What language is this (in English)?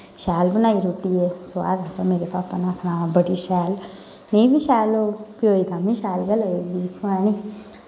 Dogri